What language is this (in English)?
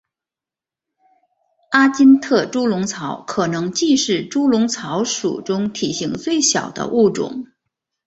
Chinese